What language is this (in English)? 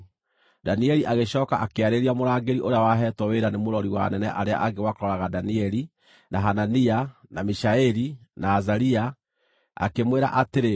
Kikuyu